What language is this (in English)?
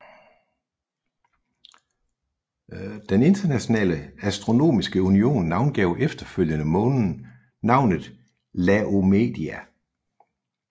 Danish